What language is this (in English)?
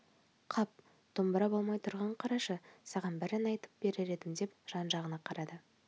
Kazakh